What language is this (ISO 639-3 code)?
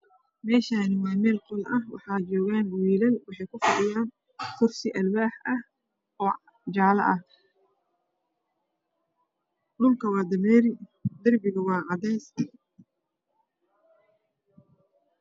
som